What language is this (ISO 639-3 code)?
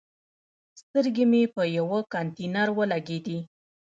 pus